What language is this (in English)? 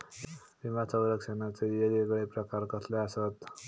Marathi